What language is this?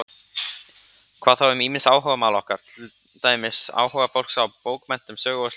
Icelandic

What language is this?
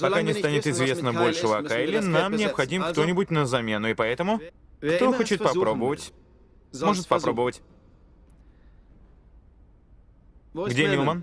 Russian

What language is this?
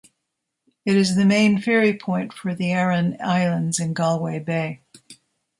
English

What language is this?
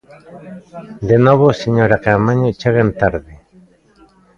Galician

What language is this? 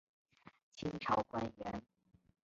Chinese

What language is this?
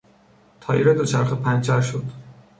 Persian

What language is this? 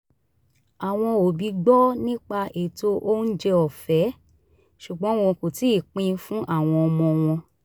Yoruba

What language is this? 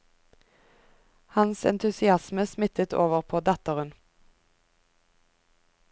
Norwegian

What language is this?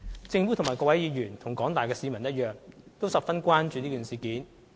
Cantonese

